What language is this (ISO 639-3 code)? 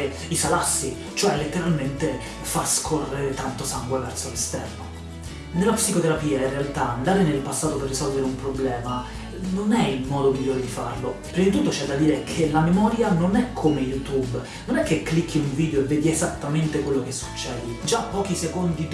ita